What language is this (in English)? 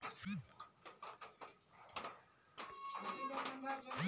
Magahi